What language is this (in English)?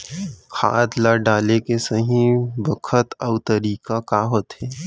Chhattisgarhi